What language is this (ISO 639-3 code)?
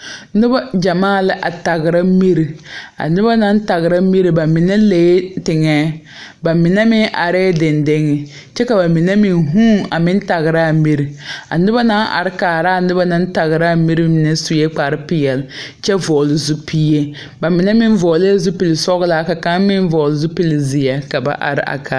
dga